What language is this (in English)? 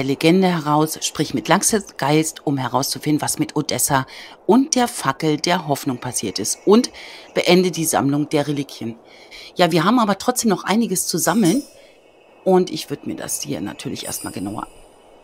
German